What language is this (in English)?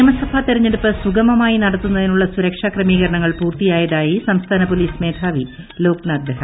Malayalam